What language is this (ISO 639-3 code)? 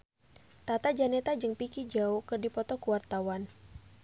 sun